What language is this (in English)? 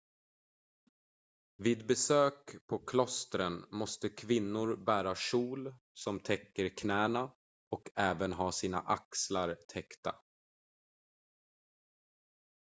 Swedish